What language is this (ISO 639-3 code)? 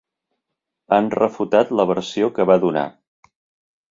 cat